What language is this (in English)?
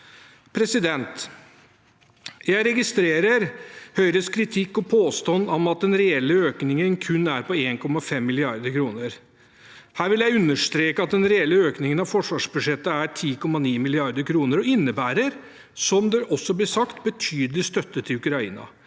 Norwegian